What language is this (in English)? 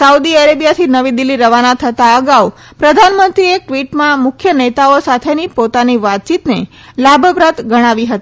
Gujarati